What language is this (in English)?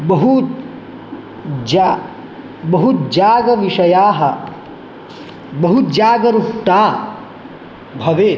Sanskrit